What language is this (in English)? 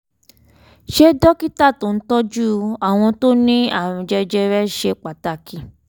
Yoruba